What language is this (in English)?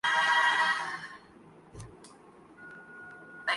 Urdu